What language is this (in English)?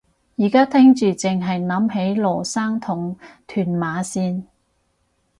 Cantonese